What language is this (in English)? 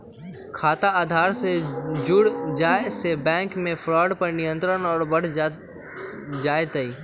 Magahi